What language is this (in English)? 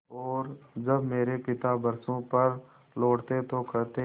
Hindi